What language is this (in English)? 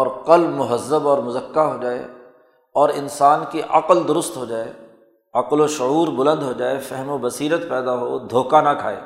Urdu